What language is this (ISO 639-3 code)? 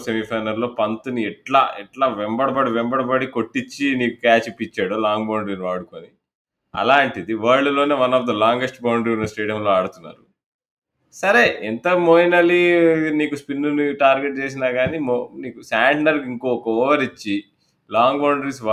tel